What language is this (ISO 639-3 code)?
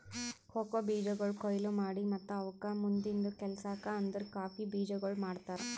kan